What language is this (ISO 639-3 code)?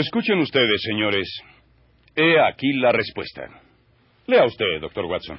spa